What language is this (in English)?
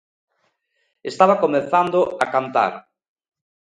Galician